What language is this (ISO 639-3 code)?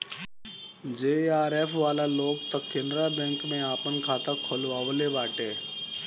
bho